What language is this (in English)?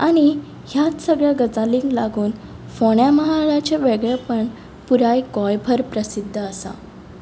Konkani